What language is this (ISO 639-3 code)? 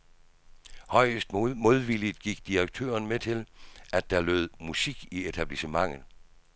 dan